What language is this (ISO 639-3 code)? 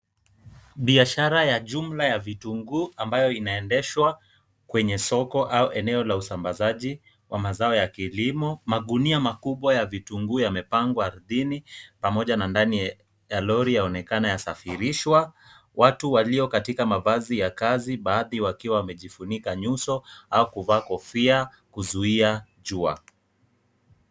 swa